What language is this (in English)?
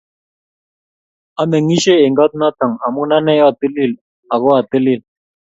Kalenjin